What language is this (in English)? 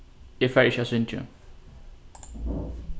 Faroese